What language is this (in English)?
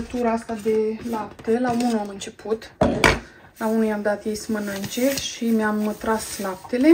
Romanian